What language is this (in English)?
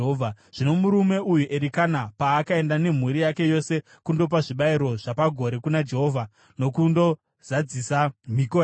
Shona